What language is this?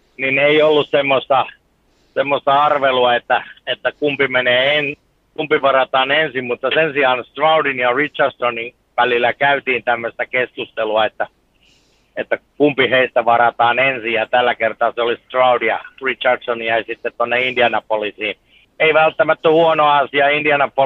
Finnish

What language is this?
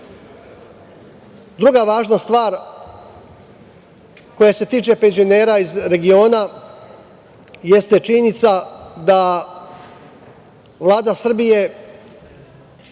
Serbian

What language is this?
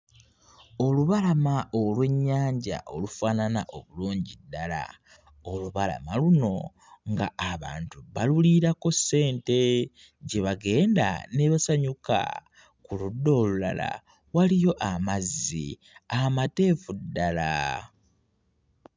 Ganda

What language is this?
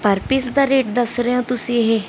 Punjabi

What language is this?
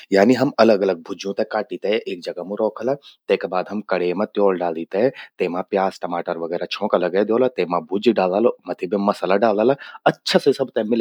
Garhwali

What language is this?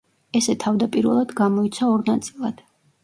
Georgian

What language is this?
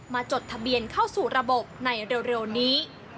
Thai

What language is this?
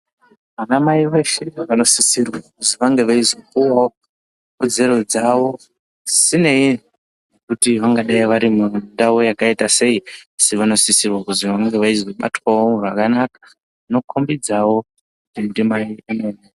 Ndau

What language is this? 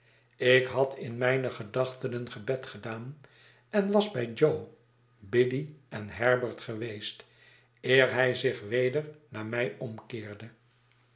Dutch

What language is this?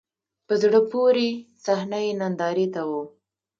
Pashto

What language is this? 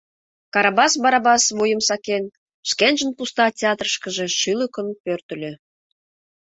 Mari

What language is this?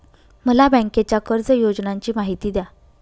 Marathi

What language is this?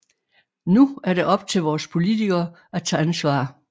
Danish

